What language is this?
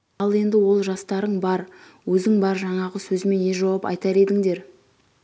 Kazakh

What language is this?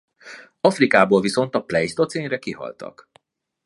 Hungarian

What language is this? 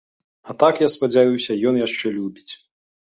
Belarusian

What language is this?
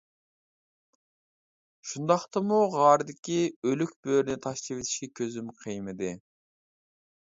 Uyghur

